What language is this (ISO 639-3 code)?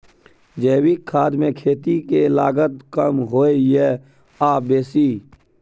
mai